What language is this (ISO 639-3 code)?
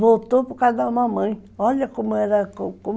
por